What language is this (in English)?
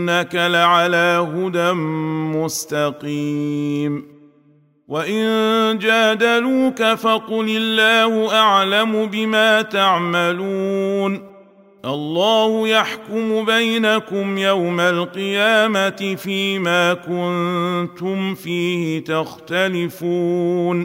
Arabic